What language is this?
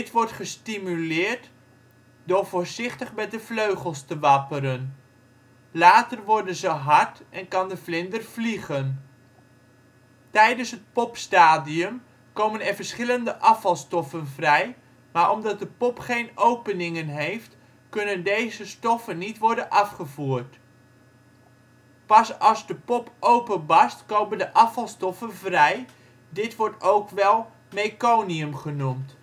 Dutch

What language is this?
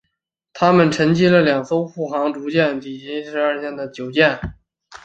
Chinese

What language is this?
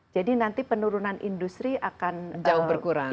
Indonesian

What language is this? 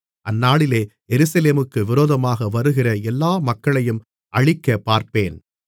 Tamil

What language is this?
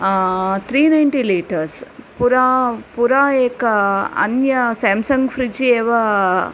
Sanskrit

